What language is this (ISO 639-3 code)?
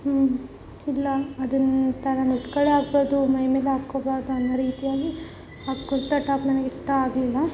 kan